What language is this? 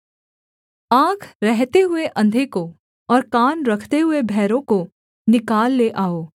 Hindi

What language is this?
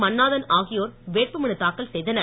Tamil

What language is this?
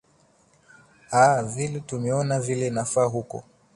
Swahili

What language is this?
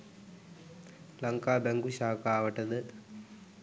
Sinhala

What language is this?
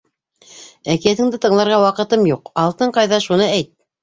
Bashkir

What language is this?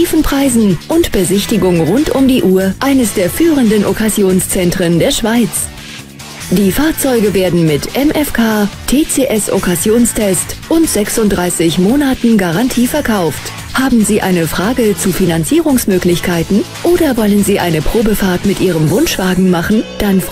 German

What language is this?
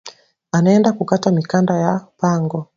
Swahili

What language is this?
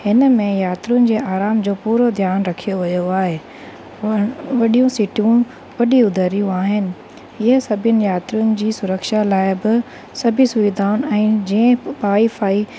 Sindhi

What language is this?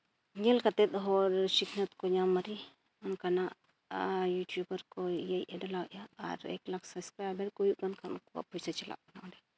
Santali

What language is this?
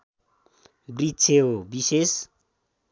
Nepali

